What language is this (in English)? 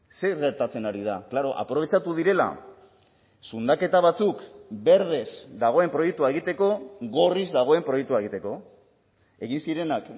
Basque